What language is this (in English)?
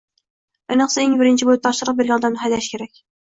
Uzbek